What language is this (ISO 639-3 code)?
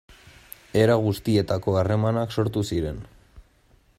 eus